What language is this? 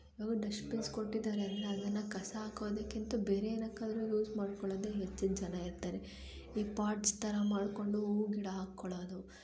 Kannada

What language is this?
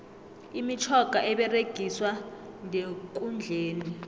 South Ndebele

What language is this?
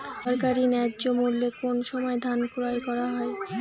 Bangla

